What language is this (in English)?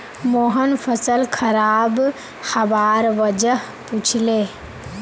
Magahi